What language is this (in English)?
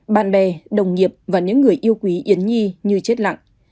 Vietnamese